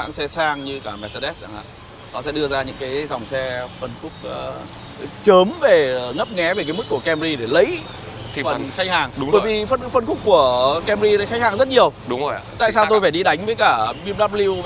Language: Vietnamese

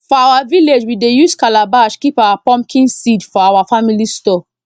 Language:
Nigerian Pidgin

